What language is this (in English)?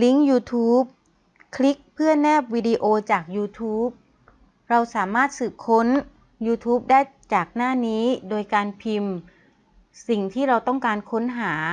Thai